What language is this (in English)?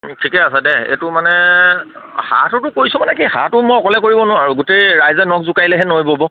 Assamese